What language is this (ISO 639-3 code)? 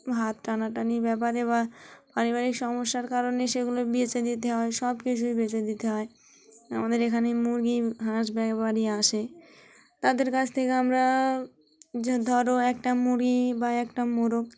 ben